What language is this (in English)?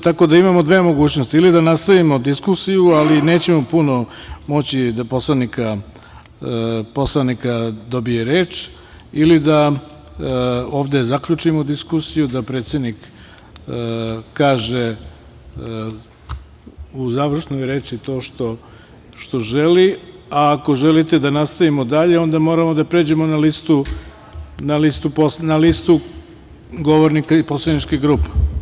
Serbian